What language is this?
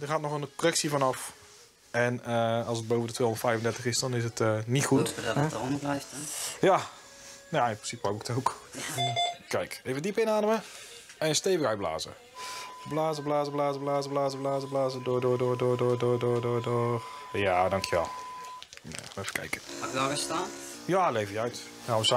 Dutch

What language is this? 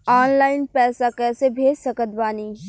Bhojpuri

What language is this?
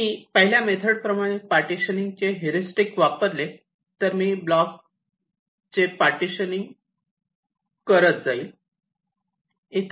Marathi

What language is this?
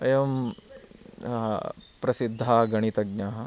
Sanskrit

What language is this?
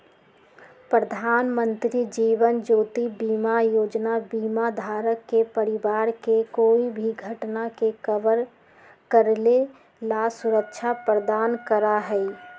Magahi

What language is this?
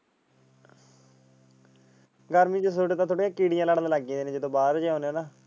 Punjabi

